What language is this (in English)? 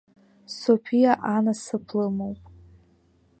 Abkhazian